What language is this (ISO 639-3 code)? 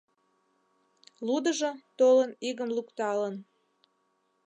chm